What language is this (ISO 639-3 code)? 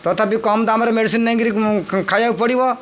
ori